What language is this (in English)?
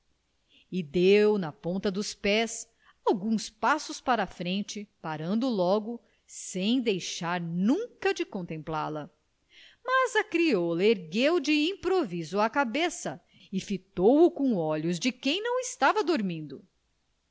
Portuguese